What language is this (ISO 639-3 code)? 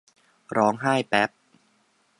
tha